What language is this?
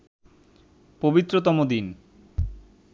Bangla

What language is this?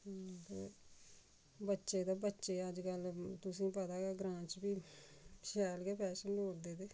Dogri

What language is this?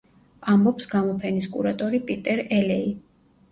Georgian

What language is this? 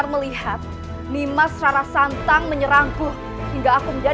Indonesian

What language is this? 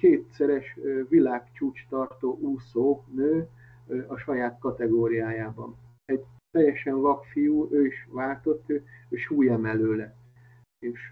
Hungarian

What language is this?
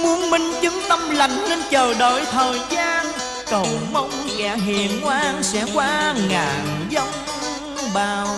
Vietnamese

